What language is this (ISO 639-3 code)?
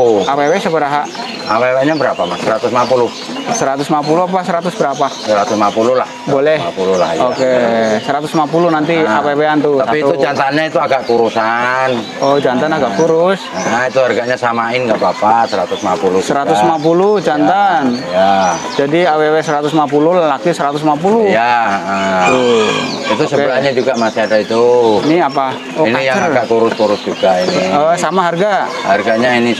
ind